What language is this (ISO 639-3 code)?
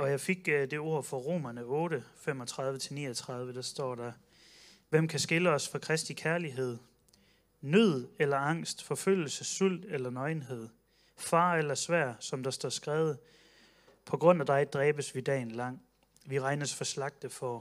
dan